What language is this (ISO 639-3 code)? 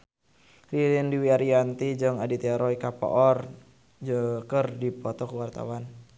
sun